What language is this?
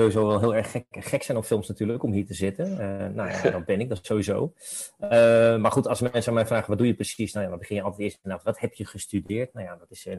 Dutch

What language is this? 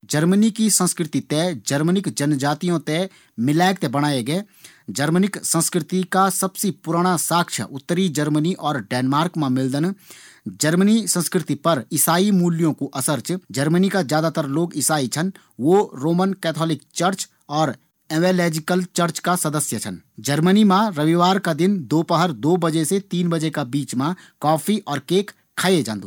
Garhwali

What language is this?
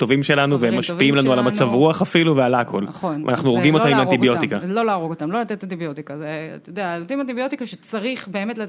Hebrew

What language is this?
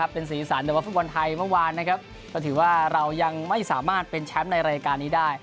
Thai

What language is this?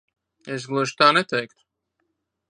Latvian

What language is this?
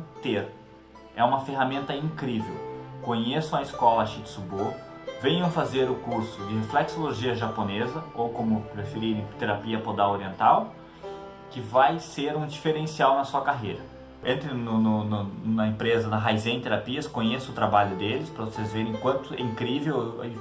Portuguese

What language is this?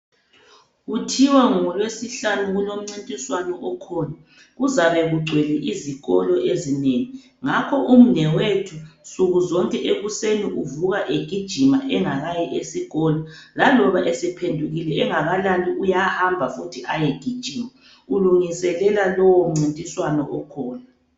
North Ndebele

